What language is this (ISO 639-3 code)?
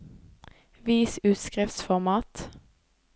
nor